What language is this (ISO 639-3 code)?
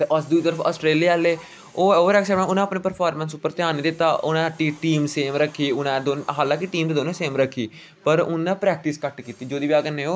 doi